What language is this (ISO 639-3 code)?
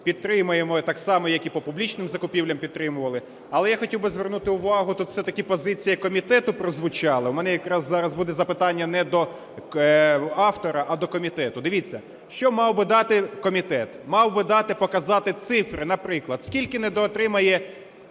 ukr